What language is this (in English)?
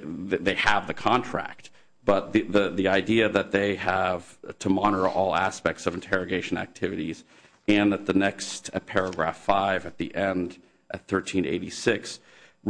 English